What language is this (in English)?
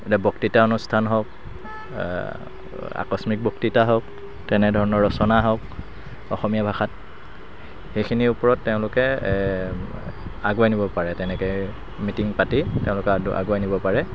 Assamese